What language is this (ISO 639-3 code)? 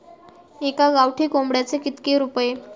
mar